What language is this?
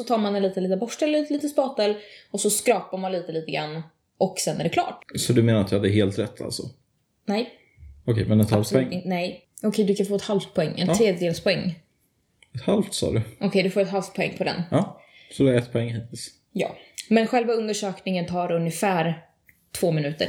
Swedish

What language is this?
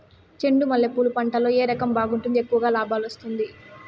Telugu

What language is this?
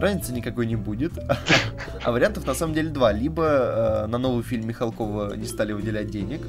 Russian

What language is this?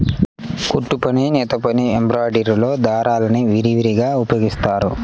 Telugu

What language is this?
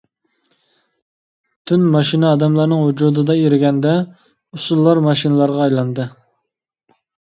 Uyghur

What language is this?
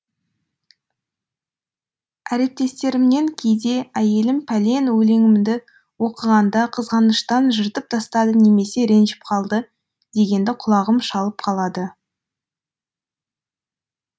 Kazakh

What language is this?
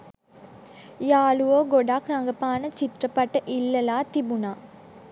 Sinhala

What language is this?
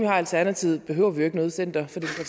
Danish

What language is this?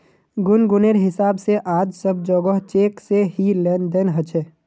Magahi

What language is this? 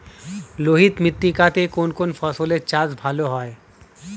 Bangla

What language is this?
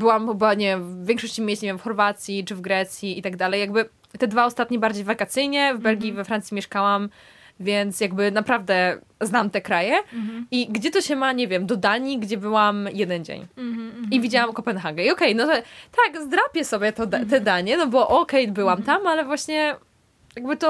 Polish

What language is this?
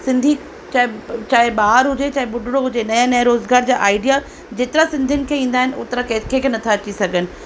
Sindhi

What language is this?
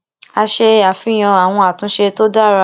Yoruba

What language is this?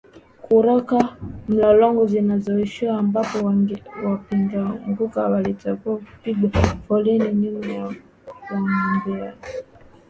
Swahili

